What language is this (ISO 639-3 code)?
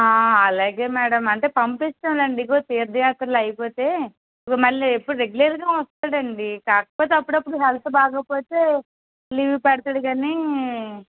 tel